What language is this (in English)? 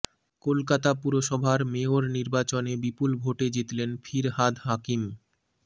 Bangla